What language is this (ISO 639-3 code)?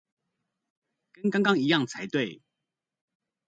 zho